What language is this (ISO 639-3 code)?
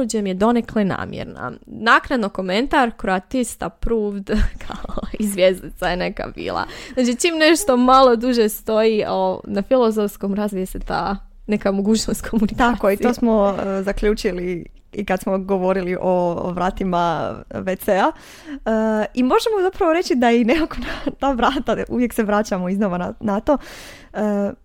hrv